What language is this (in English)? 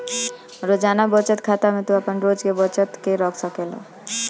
Bhojpuri